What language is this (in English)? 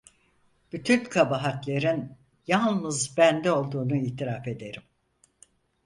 Turkish